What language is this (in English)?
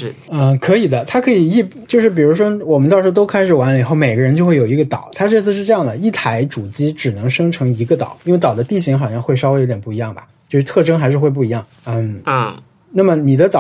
Chinese